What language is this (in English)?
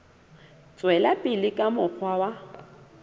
Southern Sotho